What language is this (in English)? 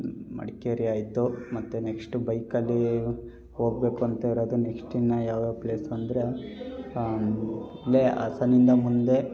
Kannada